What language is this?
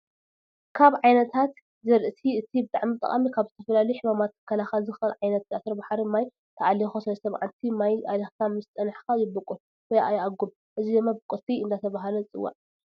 Tigrinya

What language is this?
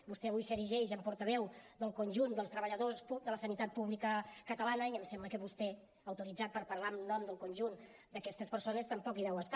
Catalan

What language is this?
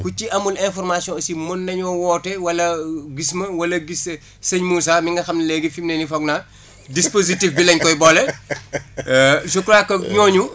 Wolof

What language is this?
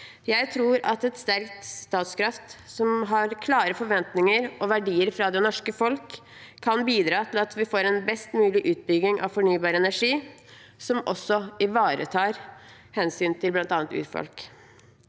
Norwegian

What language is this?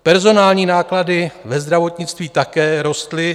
Czech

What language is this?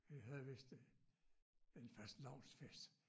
Danish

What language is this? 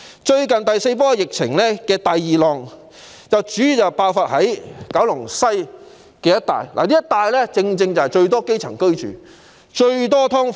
Cantonese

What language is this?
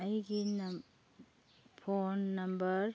Manipuri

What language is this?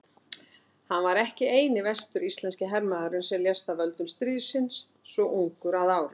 Icelandic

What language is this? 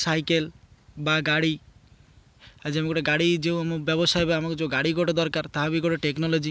Odia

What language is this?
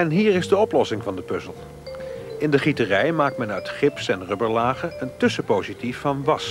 Dutch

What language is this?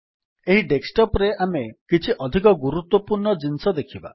Odia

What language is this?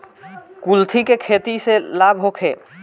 Bhojpuri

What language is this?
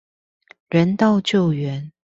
Chinese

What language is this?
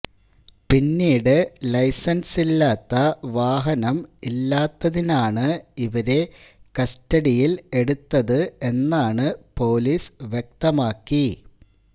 Malayalam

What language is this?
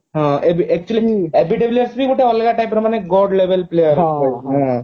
Odia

